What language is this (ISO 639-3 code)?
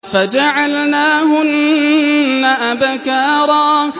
ara